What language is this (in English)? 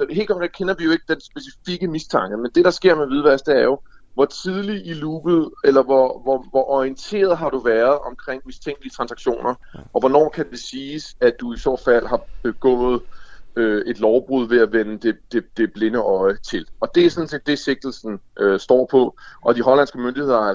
Danish